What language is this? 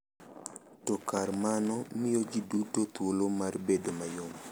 Luo (Kenya and Tanzania)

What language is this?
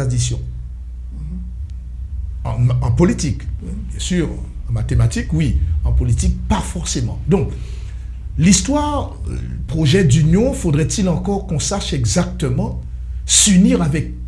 French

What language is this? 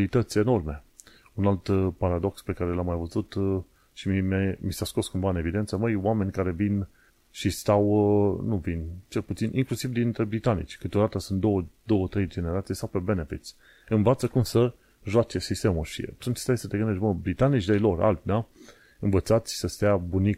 Romanian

